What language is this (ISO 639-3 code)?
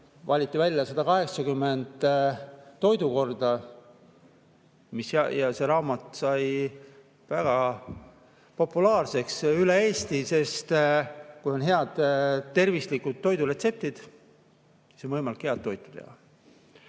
est